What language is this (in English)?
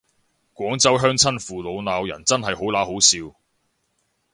Cantonese